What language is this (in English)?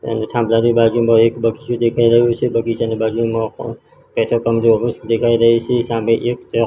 Gujarati